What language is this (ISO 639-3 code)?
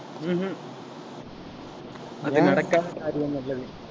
tam